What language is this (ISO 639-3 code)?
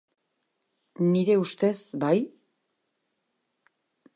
eus